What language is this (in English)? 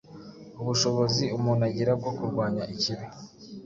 Kinyarwanda